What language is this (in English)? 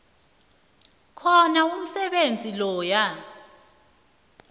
South Ndebele